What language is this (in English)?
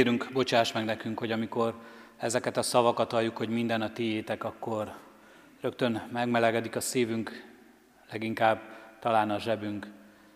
Hungarian